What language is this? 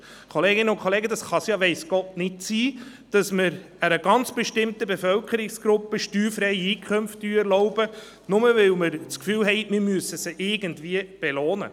Swiss German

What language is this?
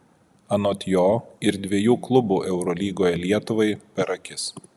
Lithuanian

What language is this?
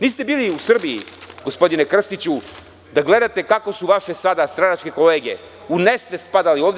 Serbian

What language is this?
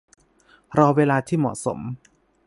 Thai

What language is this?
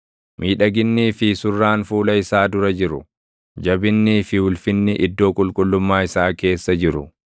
Oromo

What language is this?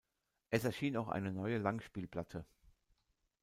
German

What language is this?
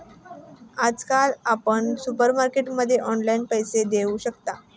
Marathi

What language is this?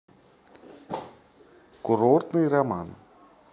Russian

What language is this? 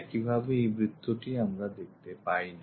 Bangla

